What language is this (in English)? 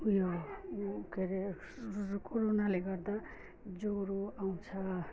Nepali